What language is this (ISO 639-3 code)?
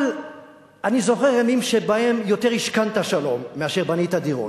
heb